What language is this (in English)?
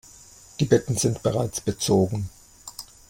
German